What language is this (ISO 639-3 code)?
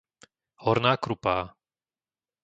slk